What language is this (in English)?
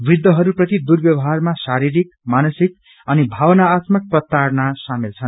Nepali